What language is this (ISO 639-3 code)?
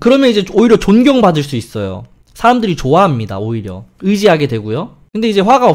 kor